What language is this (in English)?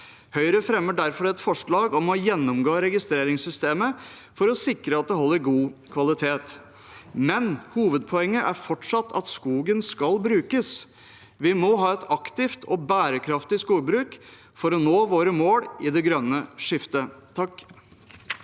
Norwegian